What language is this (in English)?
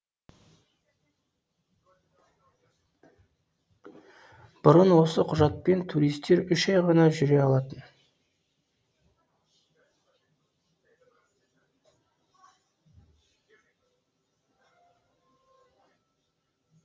Kazakh